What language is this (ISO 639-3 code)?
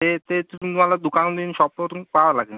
mar